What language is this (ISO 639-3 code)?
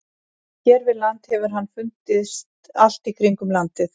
isl